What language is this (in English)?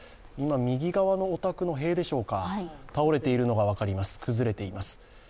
Japanese